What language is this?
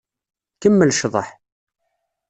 Kabyle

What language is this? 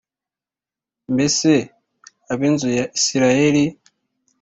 Kinyarwanda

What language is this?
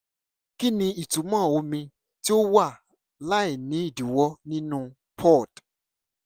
Yoruba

